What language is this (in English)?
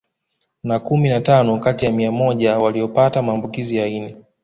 Swahili